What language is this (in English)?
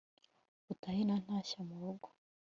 Kinyarwanda